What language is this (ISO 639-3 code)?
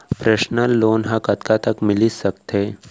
hne